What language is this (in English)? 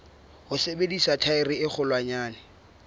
Southern Sotho